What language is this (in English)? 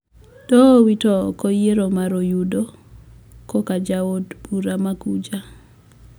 Luo (Kenya and Tanzania)